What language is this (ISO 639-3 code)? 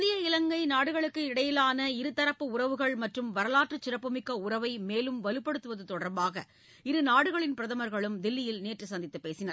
tam